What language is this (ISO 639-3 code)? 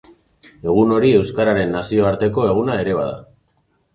eus